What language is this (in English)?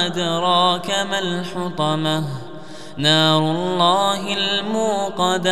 Arabic